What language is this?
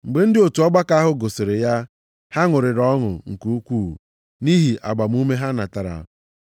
Igbo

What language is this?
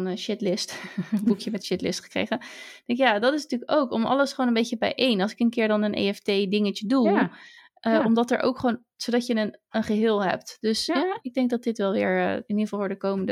Dutch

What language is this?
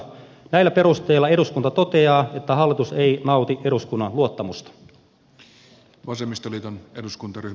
Finnish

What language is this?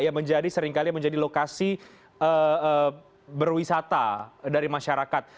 Indonesian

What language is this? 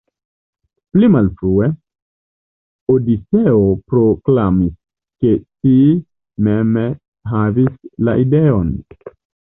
Esperanto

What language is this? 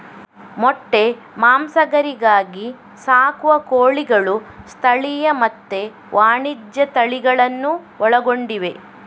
Kannada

